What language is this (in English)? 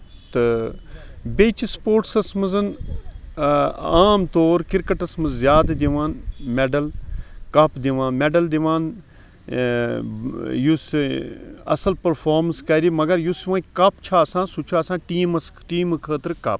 Kashmiri